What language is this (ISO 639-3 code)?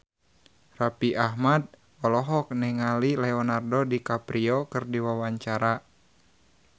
sun